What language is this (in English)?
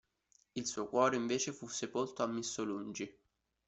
Italian